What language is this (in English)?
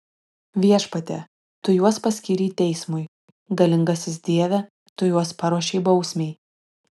Lithuanian